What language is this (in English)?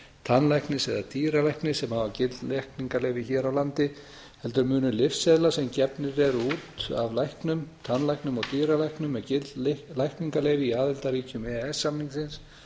Icelandic